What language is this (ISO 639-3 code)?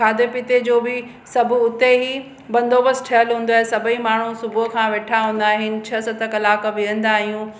snd